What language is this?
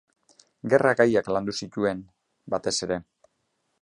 Basque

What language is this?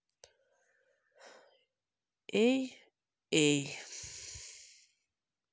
Russian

